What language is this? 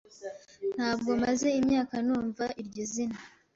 Kinyarwanda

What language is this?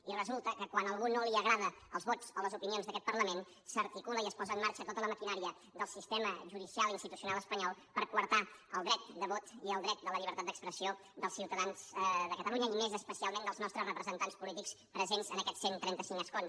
Catalan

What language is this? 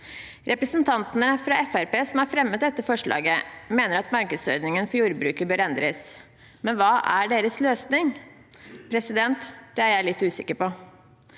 Norwegian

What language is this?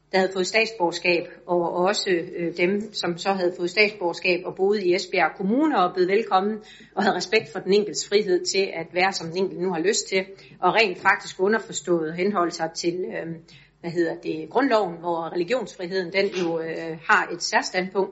Danish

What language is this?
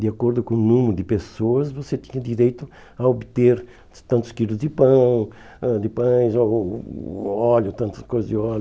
Portuguese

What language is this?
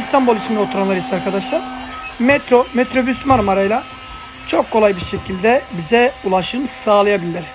Turkish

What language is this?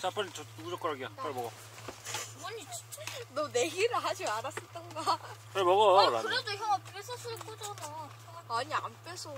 Korean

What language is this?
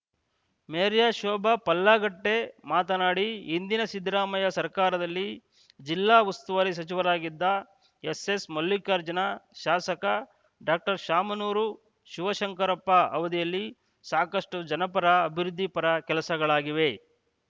Kannada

